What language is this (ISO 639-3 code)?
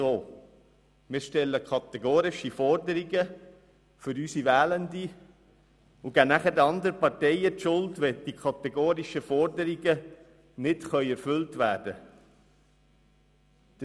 gsw